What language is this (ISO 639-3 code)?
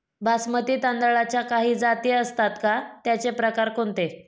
mar